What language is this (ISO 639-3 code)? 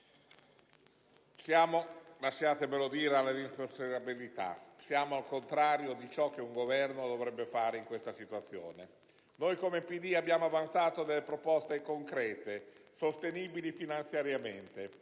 ita